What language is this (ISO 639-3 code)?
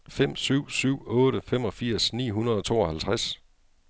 dan